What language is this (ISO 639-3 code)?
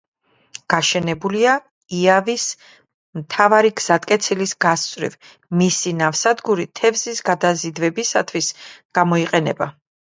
kat